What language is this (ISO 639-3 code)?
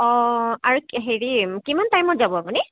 asm